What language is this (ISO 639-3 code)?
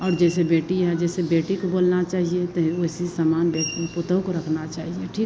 hin